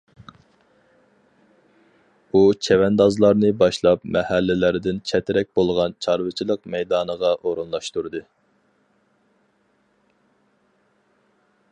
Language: Uyghur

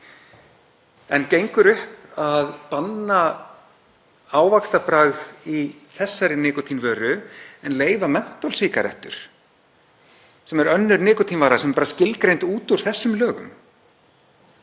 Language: Icelandic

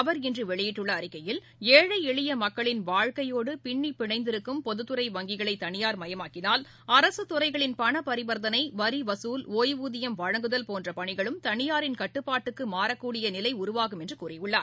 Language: Tamil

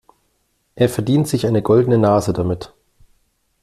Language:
German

